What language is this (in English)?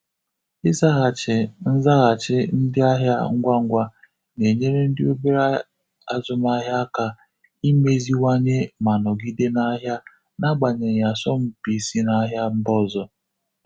Igbo